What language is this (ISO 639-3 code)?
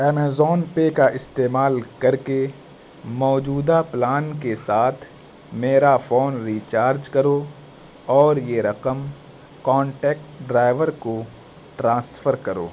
urd